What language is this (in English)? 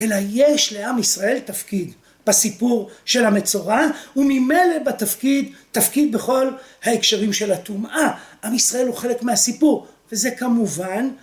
Hebrew